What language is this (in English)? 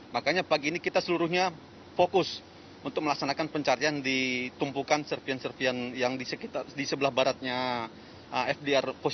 Indonesian